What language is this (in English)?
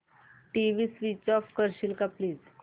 Marathi